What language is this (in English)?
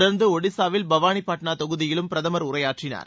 Tamil